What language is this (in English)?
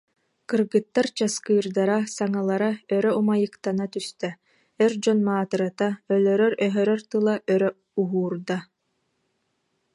Yakut